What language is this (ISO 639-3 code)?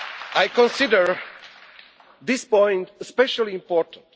eng